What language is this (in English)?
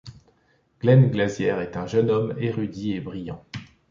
French